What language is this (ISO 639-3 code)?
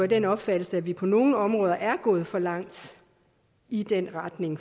dan